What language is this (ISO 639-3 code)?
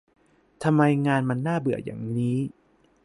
tha